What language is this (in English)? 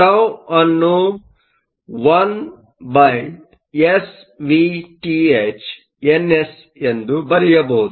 Kannada